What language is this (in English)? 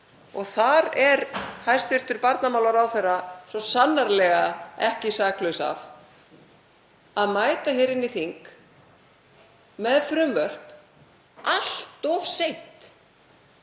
Icelandic